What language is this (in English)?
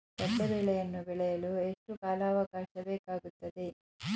Kannada